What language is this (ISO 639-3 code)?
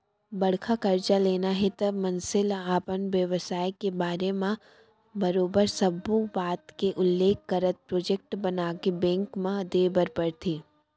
hne